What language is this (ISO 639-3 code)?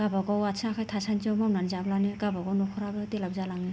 brx